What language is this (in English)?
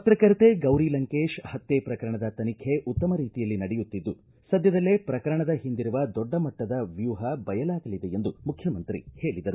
Kannada